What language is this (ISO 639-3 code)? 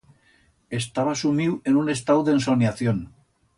arg